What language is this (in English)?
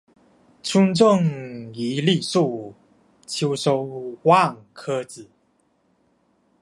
Chinese